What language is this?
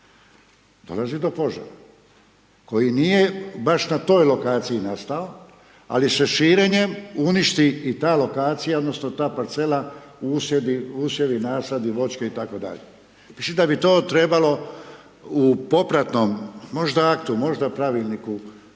Croatian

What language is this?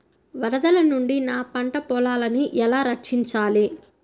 Telugu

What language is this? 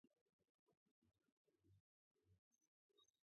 Georgian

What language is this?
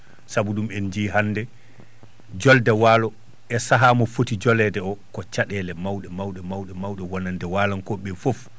Fula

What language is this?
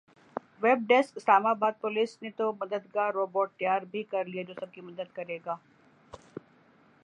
Urdu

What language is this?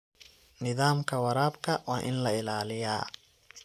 Somali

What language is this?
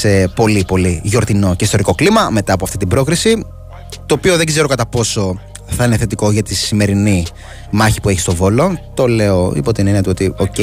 Greek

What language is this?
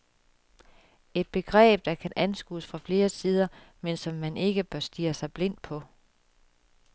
Danish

